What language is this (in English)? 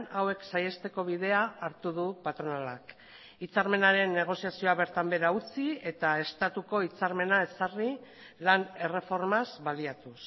Basque